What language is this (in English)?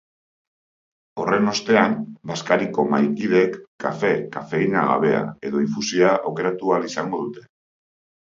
Basque